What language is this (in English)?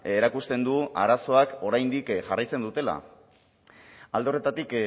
Basque